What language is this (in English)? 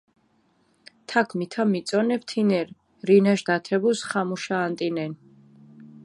Mingrelian